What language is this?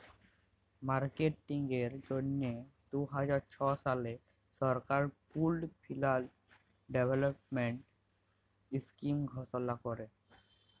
Bangla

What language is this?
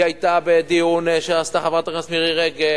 Hebrew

